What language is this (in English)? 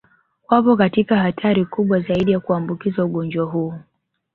Swahili